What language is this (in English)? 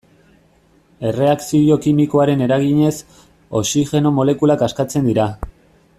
Basque